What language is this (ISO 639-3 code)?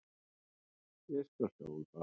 isl